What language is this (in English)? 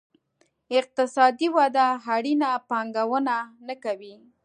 Pashto